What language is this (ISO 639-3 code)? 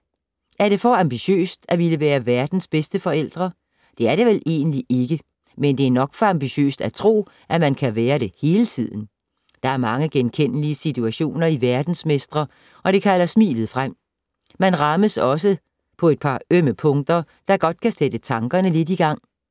dan